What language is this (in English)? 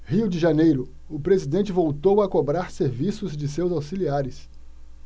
Portuguese